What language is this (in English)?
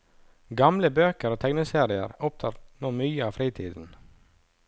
Norwegian